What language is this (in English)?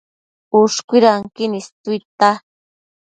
Matsés